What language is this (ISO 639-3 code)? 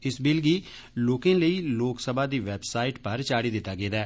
doi